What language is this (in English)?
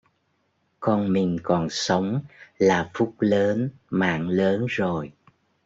Vietnamese